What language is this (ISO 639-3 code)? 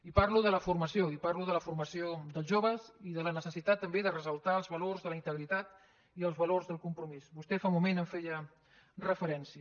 cat